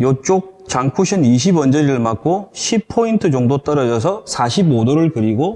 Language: Korean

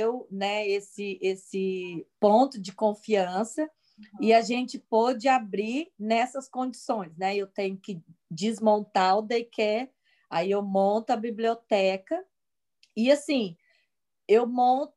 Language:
Portuguese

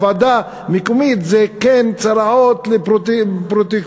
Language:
Hebrew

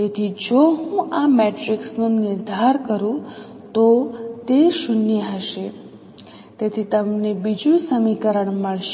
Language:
Gujarati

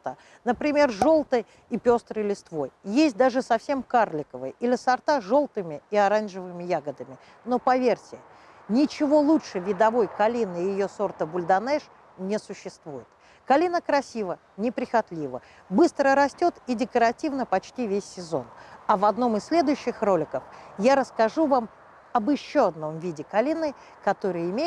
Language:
Russian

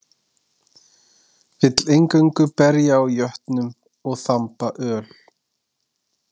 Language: Icelandic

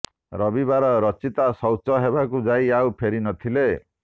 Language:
Odia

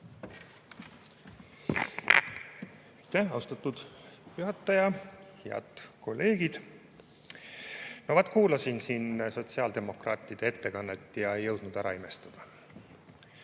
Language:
Estonian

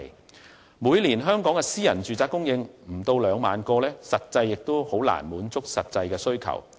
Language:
Cantonese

